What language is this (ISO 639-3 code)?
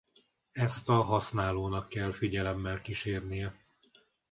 hun